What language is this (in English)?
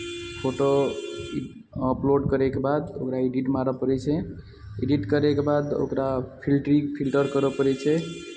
Maithili